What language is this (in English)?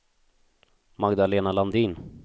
Swedish